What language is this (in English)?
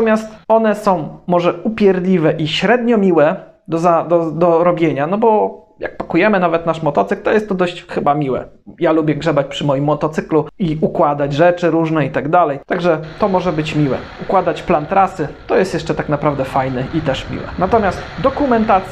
Polish